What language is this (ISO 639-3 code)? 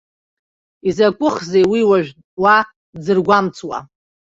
abk